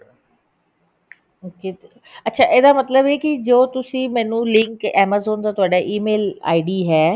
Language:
Punjabi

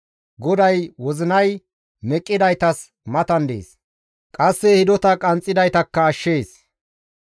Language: Gamo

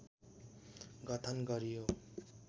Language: Nepali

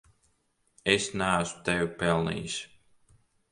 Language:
Latvian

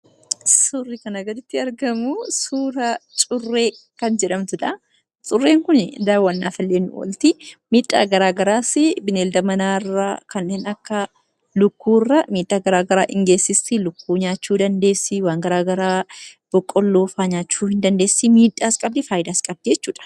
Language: Oromo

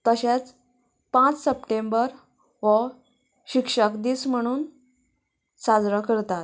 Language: Konkani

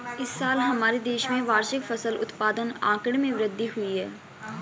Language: Hindi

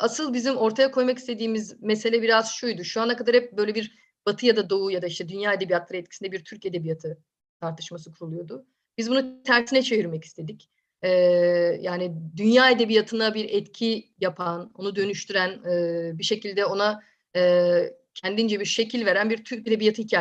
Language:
Turkish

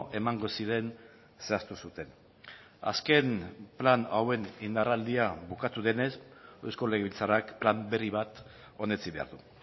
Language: Basque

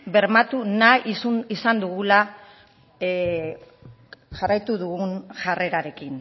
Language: Basque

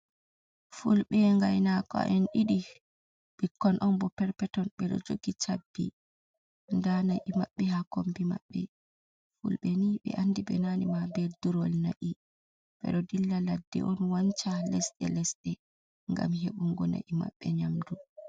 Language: Fula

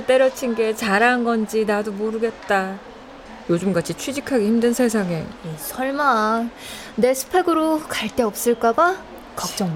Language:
Korean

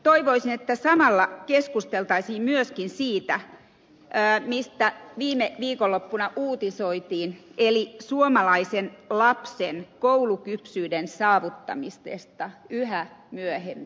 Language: Finnish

